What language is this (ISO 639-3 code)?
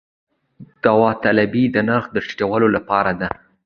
pus